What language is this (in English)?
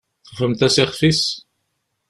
Kabyle